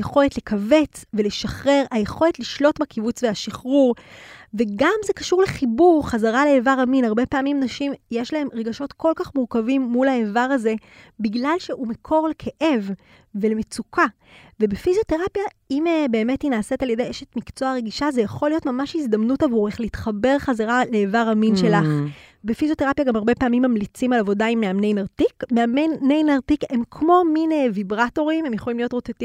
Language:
Hebrew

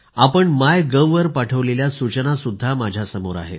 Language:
Marathi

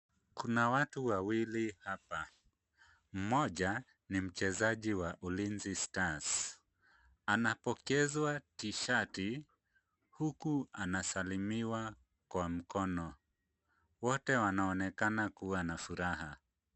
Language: Swahili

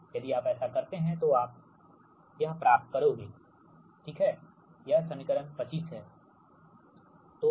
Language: Hindi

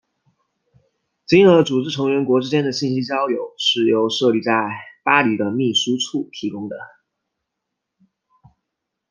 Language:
Chinese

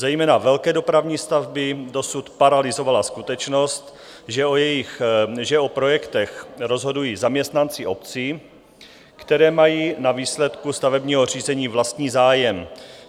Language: Czech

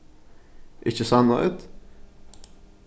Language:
Faroese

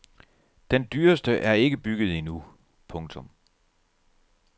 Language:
Danish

